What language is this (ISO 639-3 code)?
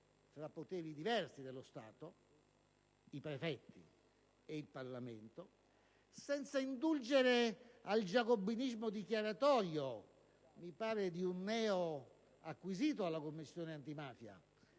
ita